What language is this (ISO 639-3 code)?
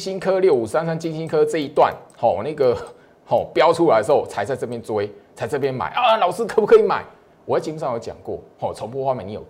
zho